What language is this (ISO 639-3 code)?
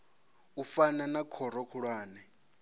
ven